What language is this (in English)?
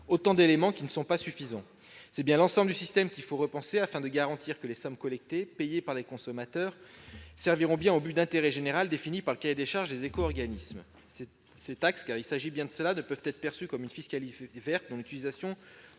French